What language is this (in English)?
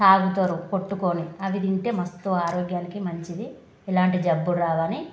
Telugu